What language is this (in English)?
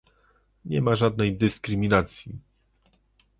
Polish